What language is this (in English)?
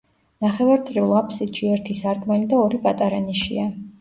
Georgian